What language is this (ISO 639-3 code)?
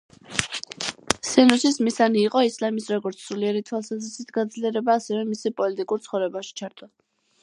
kat